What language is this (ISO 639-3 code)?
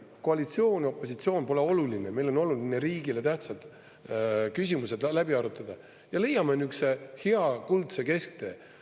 est